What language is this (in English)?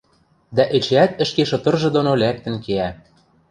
Western Mari